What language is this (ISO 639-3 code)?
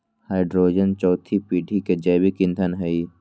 mag